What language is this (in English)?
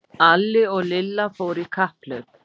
Icelandic